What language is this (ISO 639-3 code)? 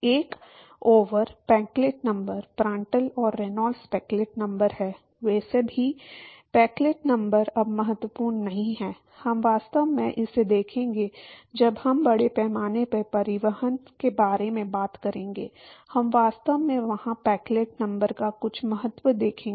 hin